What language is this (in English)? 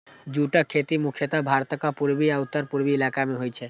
Maithili